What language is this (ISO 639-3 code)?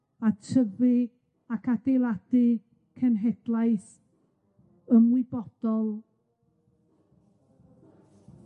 cym